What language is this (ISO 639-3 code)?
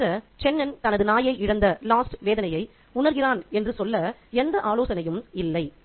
tam